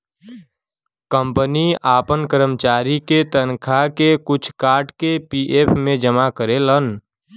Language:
Bhojpuri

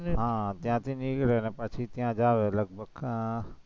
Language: Gujarati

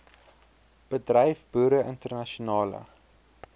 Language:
Afrikaans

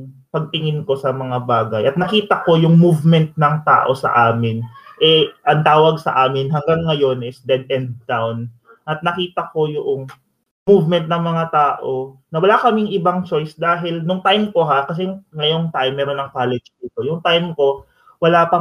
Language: Filipino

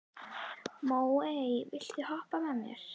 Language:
Icelandic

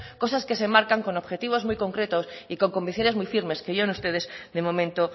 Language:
Spanish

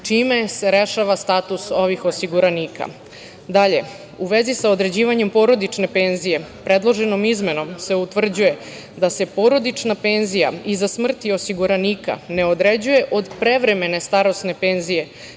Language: Serbian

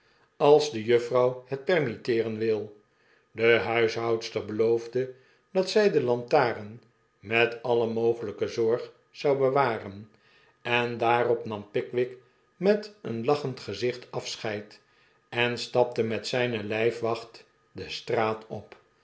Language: Dutch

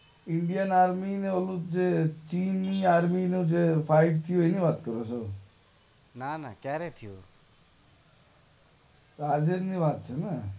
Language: Gujarati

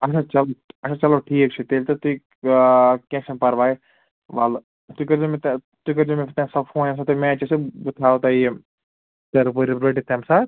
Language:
Kashmiri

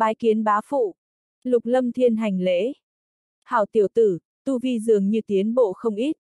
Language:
Vietnamese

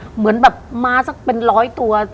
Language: Thai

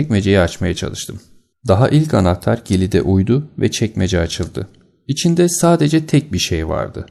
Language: Turkish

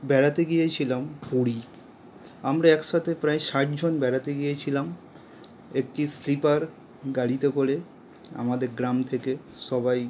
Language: Bangla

